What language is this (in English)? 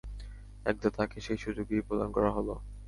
Bangla